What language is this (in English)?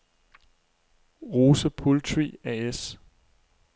Danish